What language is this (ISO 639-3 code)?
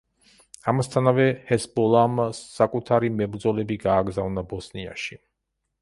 kat